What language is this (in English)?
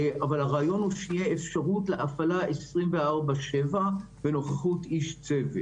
Hebrew